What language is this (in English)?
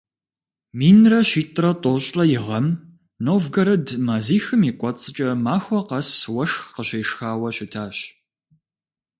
Kabardian